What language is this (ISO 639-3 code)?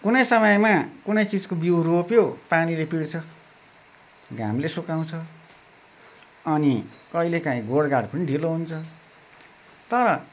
nep